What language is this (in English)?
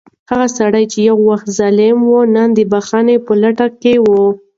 Pashto